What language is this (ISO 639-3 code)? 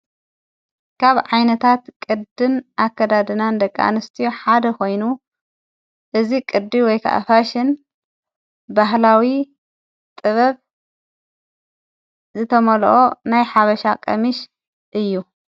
tir